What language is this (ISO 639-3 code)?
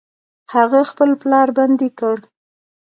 pus